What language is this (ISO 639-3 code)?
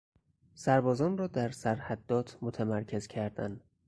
fas